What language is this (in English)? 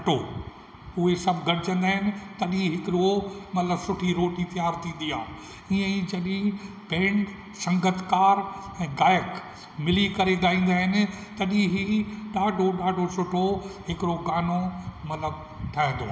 Sindhi